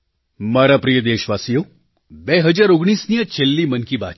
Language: Gujarati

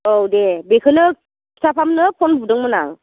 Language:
Bodo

